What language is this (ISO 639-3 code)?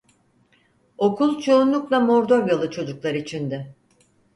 tur